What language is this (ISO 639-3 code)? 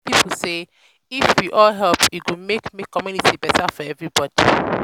pcm